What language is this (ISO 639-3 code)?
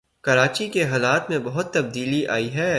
urd